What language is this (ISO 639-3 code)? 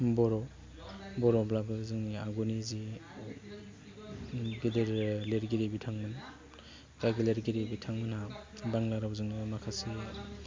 brx